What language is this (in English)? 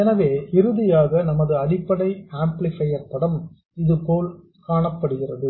Tamil